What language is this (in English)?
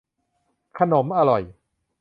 Thai